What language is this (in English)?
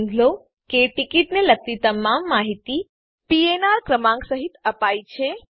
Gujarati